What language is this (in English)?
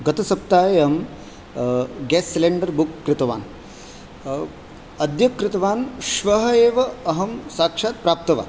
Sanskrit